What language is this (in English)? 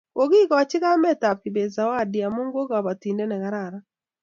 Kalenjin